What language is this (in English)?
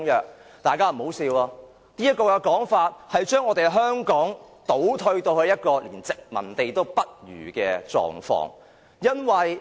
Cantonese